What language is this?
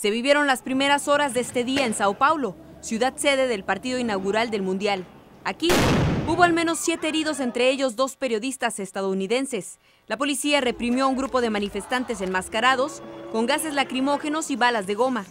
Spanish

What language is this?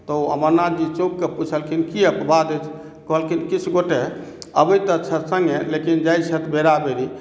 Maithili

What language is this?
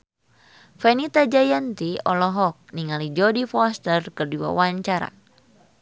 Sundanese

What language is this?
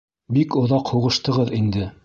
Bashkir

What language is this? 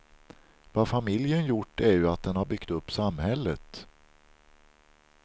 Swedish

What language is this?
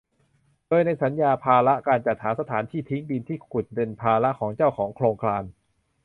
Thai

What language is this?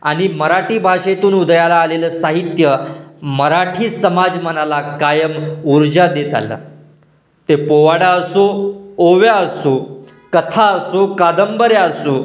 Marathi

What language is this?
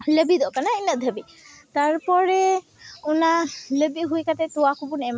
Santali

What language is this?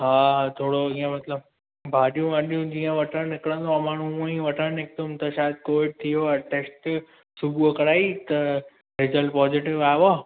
Sindhi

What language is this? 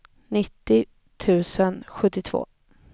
Swedish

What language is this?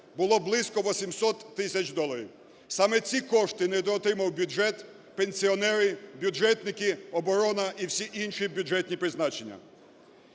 Ukrainian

